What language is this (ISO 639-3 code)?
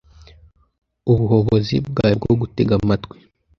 kin